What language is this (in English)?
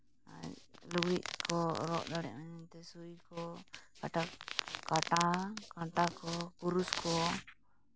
Santali